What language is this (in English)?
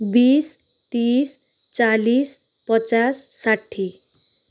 Nepali